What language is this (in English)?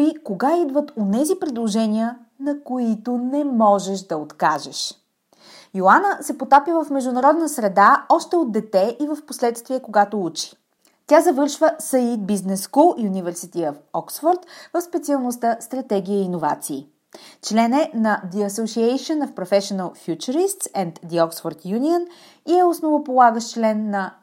Bulgarian